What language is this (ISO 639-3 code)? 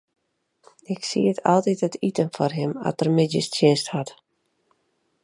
fry